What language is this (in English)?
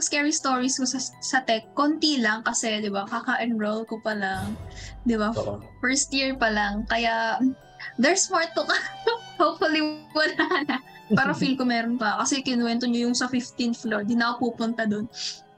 Filipino